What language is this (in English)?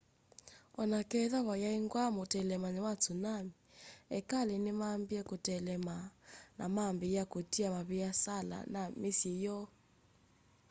Kamba